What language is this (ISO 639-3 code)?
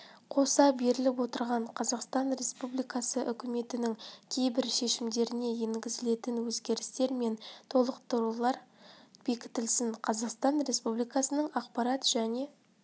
kaz